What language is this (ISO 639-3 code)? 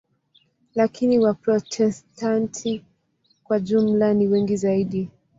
swa